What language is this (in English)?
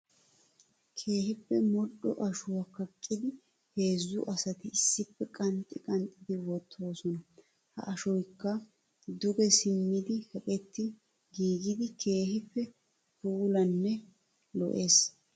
Wolaytta